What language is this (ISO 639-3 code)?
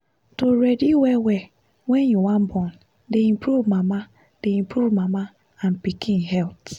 pcm